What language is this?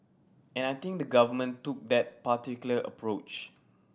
English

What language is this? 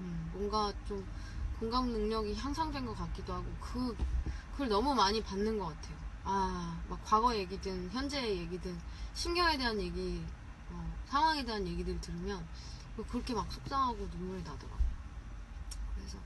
Korean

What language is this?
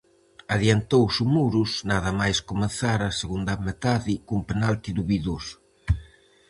Galician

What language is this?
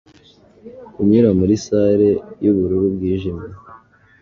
Kinyarwanda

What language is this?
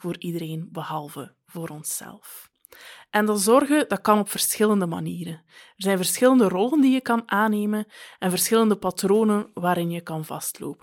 Dutch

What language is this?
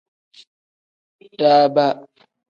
Tem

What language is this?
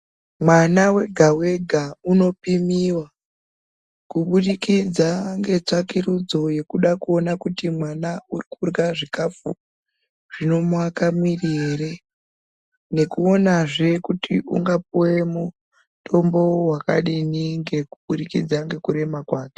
Ndau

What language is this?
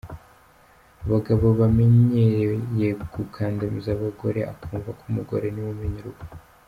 Kinyarwanda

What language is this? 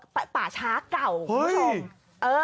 Thai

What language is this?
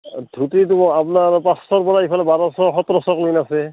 Assamese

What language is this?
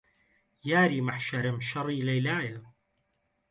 Central Kurdish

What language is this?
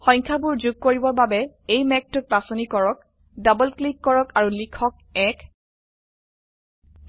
Assamese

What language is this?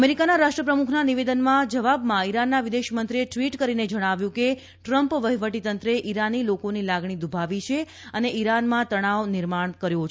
Gujarati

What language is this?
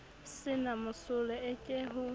Southern Sotho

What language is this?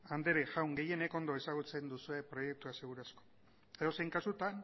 Basque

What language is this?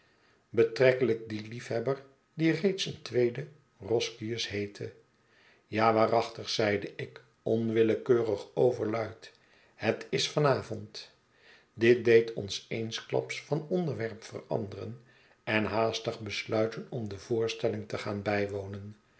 Dutch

